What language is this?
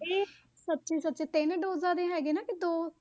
Punjabi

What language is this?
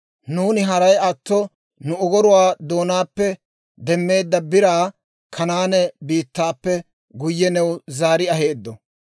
Dawro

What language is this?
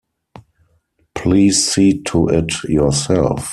English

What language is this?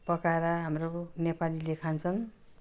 Nepali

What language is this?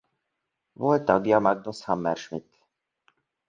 Hungarian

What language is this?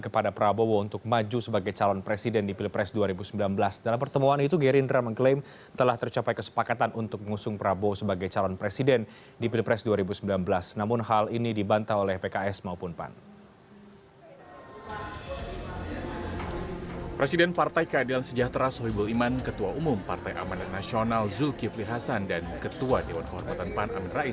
Indonesian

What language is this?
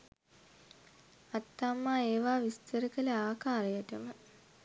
Sinhala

